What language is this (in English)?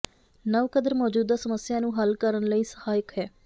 Punjabi